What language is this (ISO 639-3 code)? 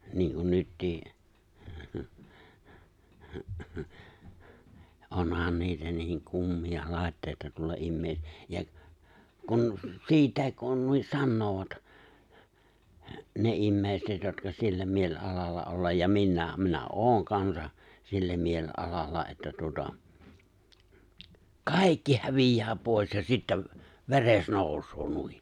fin